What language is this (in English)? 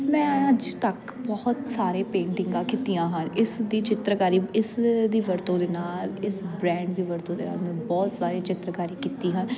Punjabi